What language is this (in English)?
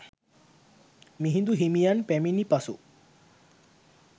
Sinhala